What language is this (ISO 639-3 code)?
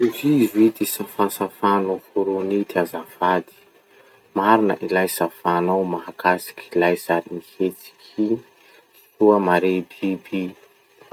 msh